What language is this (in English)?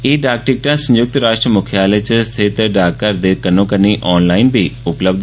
Dogri